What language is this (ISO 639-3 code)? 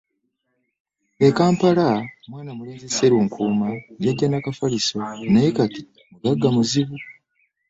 lug